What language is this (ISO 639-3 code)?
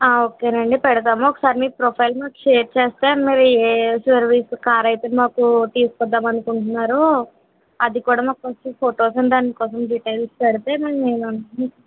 tel